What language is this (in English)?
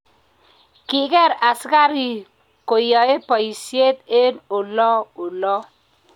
Kalenjin